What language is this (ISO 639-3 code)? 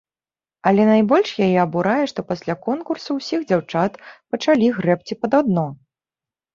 bel